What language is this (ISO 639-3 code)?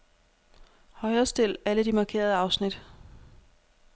dan